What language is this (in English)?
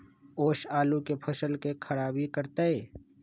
Magahi